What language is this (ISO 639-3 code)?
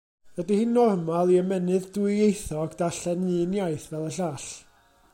cym